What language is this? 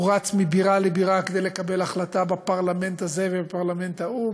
Hebrew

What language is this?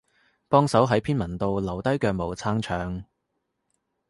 Cantonese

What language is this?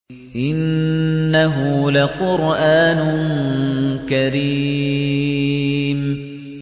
Arabic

